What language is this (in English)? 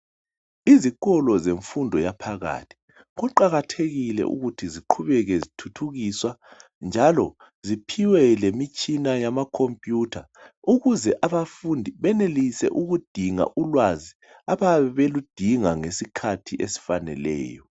North Ndebele